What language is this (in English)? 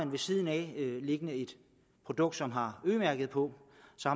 Danish